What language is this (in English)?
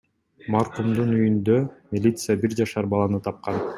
Kyrgyz